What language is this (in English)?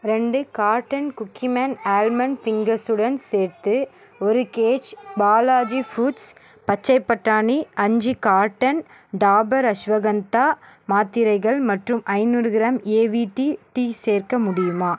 Tamil